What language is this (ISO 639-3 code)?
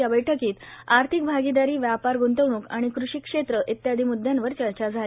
mar